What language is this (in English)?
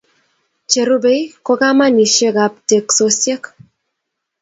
Kalenjin